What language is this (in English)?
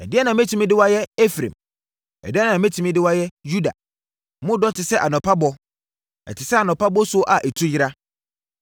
Akan